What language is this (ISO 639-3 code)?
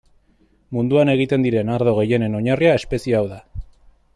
eus